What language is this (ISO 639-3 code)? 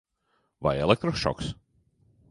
lav